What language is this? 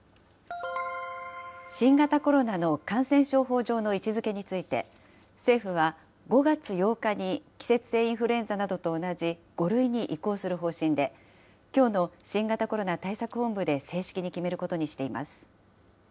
Japanese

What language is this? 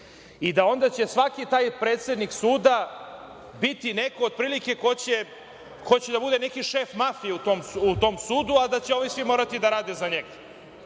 Serbian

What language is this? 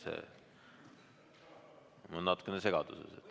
Estonian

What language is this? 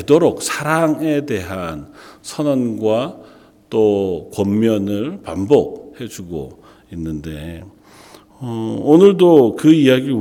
Korean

